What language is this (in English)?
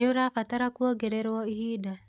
Kikuyu